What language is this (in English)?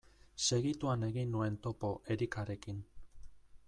Basque